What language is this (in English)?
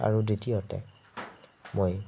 Assamese